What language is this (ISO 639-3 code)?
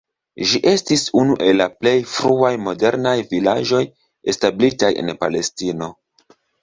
epo